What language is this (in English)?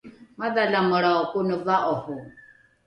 Rukai